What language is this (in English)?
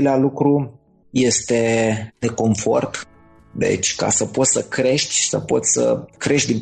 Romanian